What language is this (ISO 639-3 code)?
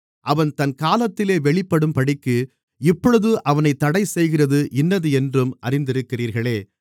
tam